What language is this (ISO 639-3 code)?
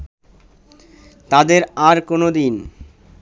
ben